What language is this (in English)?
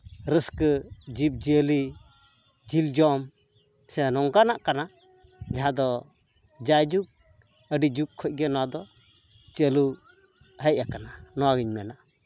Santali